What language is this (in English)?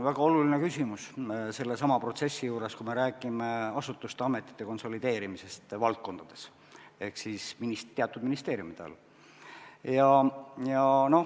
Estonian